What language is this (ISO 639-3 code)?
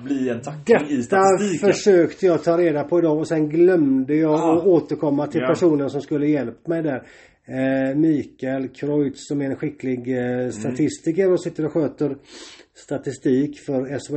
swe